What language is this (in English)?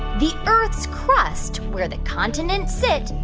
English